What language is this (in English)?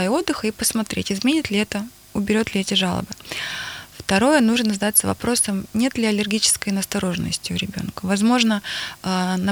Russian